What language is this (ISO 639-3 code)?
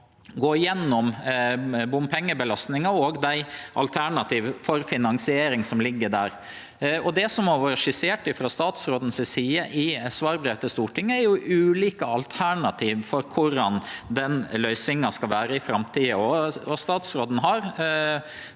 nor